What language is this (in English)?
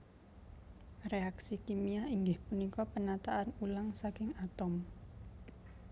Javanese